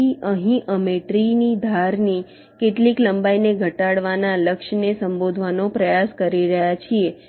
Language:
Gujarati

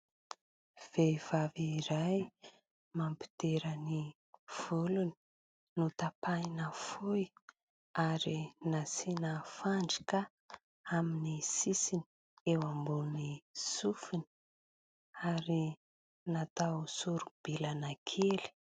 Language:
Malagasy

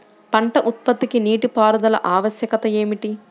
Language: Telugu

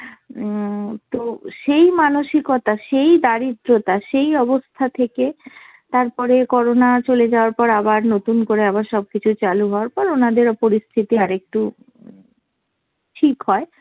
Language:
Bangla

